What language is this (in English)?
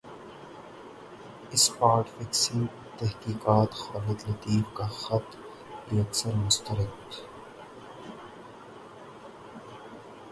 Urdu